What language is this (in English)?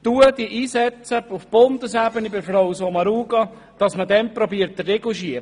Swiss German